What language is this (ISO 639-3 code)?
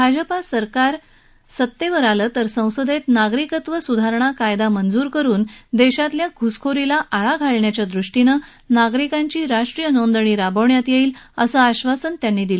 mar